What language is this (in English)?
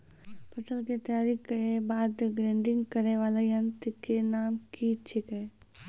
Maithili